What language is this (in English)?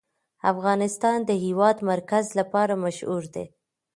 Pashto